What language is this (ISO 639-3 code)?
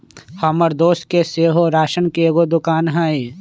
mag